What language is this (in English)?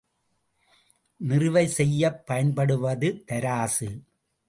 Tamil